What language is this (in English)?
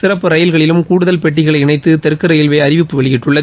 Tamil